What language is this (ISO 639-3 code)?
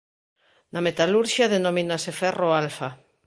glg